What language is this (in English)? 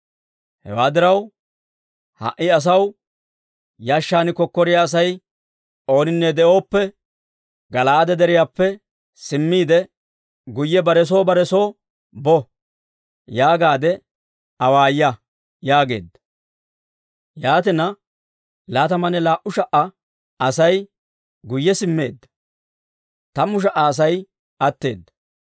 Dawro